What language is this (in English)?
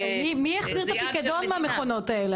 Hebrew